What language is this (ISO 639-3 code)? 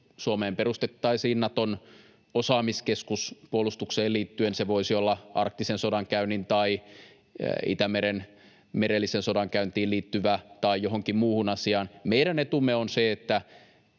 fin